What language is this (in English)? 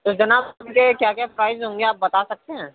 Urdu